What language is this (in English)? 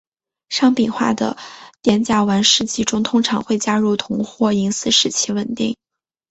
Chinese